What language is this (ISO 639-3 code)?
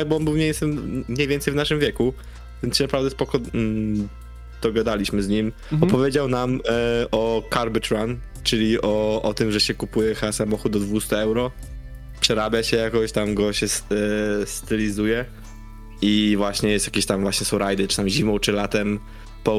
pol